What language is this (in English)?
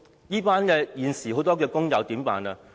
Cantonese